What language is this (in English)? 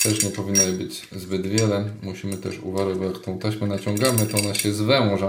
Polish